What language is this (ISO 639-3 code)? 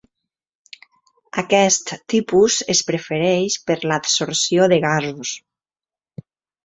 cat